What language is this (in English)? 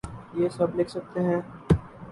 Urdu